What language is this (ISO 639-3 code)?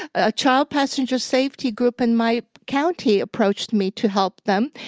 eng